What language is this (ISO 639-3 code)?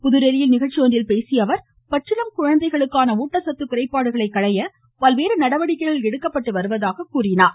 tam